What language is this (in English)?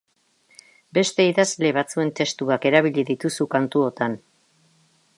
Basque